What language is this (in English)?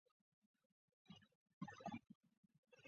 Chinese